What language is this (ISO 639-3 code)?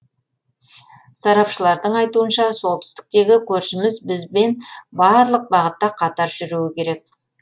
kaz